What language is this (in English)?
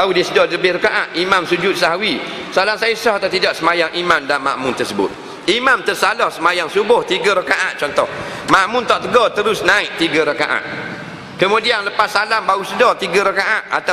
Malay